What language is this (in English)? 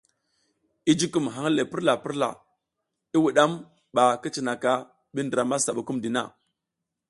South Giziga